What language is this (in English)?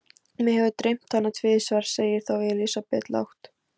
Icelandic